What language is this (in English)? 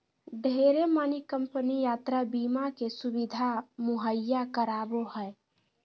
Magahi